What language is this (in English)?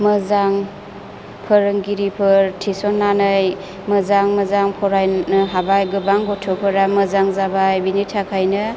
Bodo